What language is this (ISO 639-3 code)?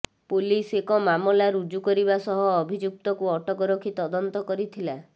ori